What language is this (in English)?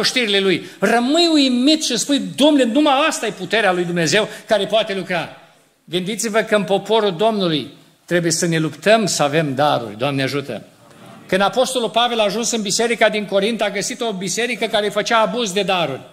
Romanian